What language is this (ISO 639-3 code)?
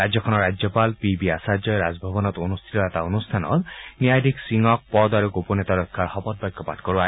asm